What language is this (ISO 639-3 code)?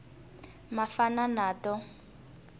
tso